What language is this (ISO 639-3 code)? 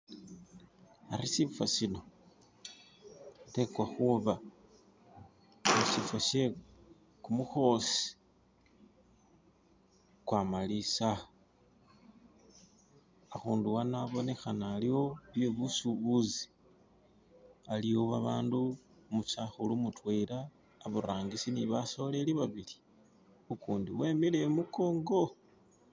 myx